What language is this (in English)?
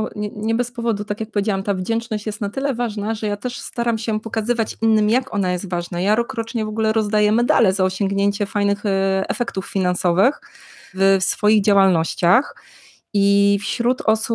Polish